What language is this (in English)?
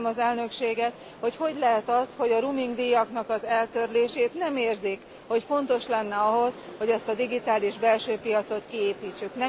Hungarian